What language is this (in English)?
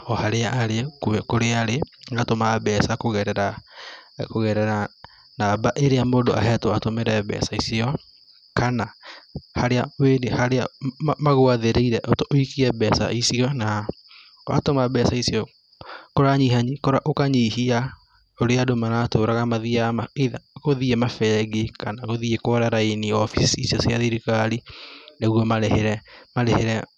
Kikuyu